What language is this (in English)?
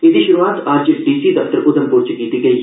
Dogri